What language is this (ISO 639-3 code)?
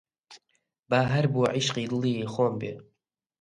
ckb